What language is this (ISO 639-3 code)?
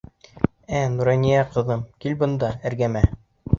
bak